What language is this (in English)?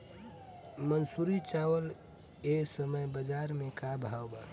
Bhojpuri